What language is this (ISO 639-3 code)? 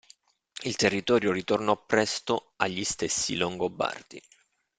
ita